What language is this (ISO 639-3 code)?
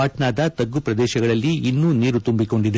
kan